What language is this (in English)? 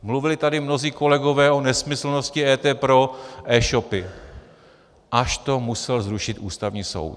Czech